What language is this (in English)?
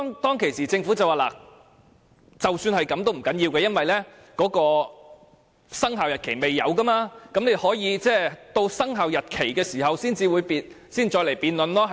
Cantonese